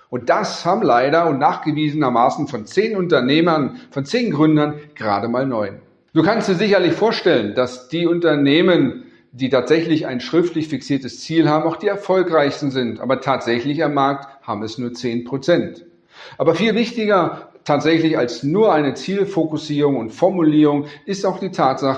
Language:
German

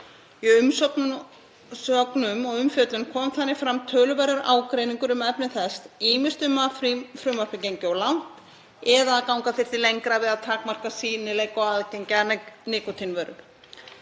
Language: Icelandic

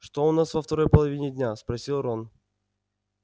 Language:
Russian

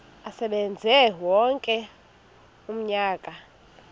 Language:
Xhosa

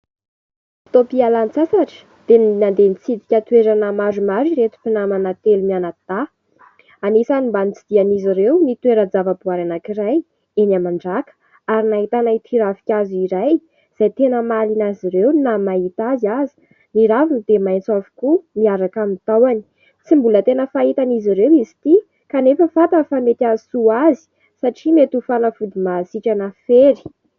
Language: Malagasy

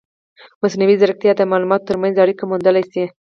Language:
Pashto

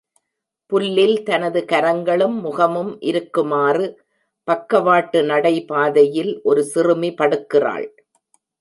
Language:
Tamil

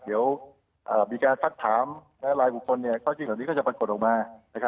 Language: Thai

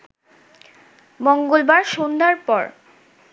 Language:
Bangla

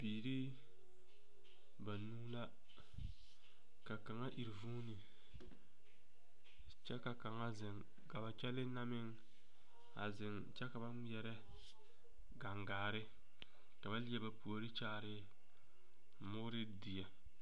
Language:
Southern Dagaare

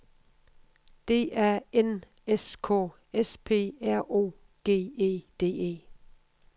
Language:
Danish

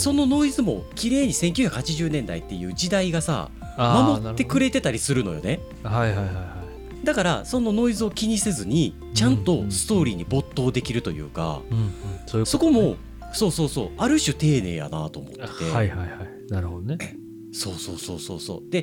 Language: Japanese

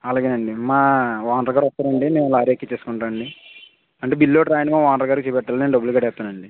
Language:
Telugu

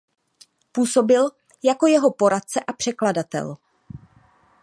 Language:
Czech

